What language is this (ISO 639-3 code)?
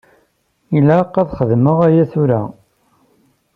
kab